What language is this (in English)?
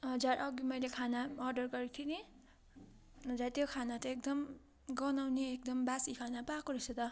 Nepali